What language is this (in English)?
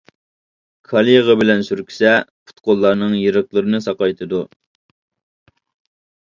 Uyghur